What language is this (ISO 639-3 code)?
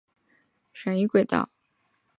zho